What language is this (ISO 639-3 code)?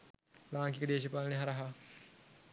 sin